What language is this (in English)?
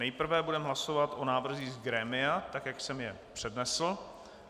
Czech